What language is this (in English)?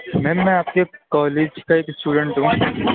Urdu